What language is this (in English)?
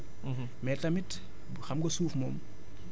Wolof